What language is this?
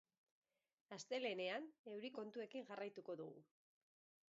Basque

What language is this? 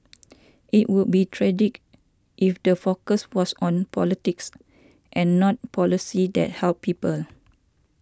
English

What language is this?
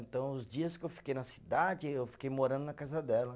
Portuguese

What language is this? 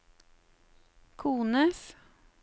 Norwegian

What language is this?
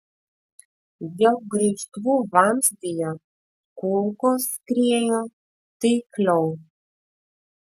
Lithuanian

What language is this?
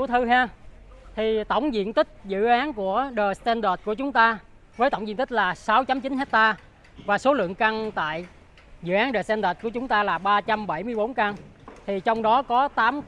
Vietnamese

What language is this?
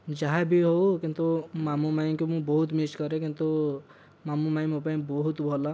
Odia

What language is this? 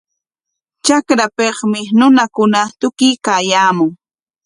Corongo Ancash Quechua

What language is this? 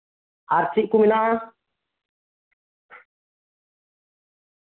Santali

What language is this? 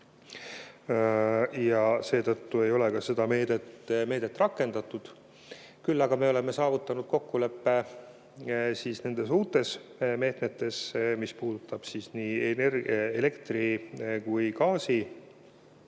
Estonian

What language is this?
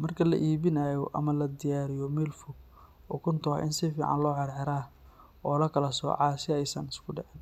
Somali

